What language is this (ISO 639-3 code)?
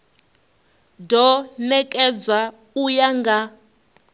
ven